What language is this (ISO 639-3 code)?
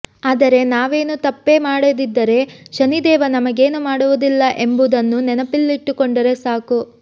kan